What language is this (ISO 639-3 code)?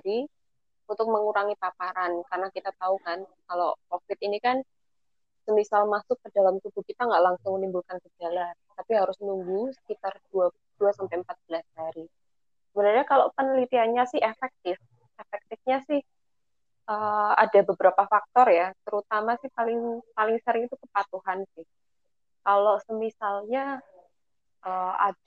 ind